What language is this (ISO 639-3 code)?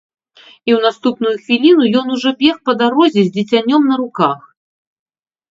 bel